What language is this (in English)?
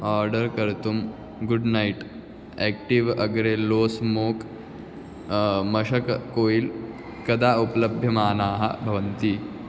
Sanskrit